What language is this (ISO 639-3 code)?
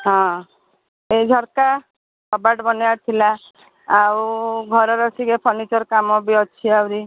ori